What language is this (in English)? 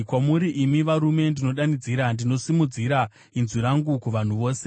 Shona